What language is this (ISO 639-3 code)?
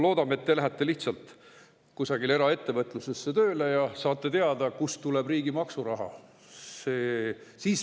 est